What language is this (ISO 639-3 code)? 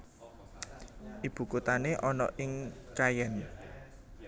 jav